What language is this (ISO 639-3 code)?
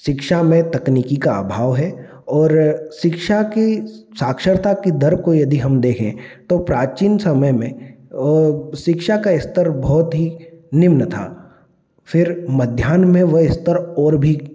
hin